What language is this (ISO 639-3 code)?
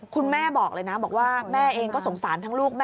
tha